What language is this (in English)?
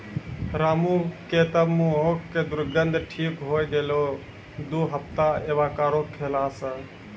Maithili